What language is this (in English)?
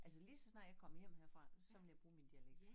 Danish